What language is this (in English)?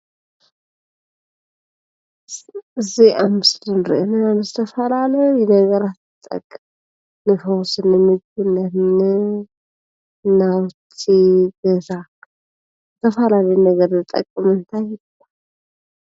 Tigrinya